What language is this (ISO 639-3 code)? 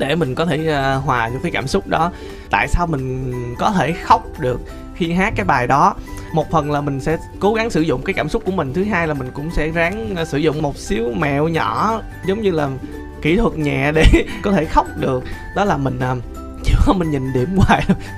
vie